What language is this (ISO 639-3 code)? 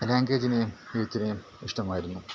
mal